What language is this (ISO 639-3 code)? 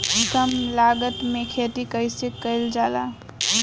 bho